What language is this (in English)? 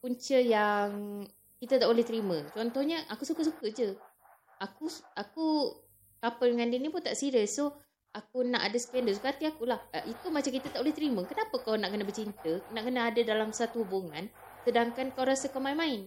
Malay